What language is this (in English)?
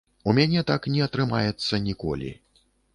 Belarusian